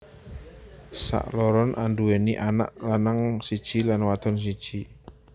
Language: Javanese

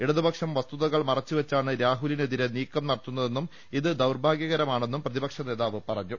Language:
Malayalam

